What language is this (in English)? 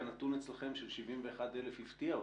Hebrew